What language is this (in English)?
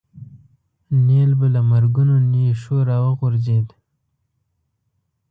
Pashto